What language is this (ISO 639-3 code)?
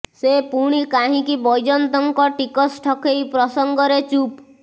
ori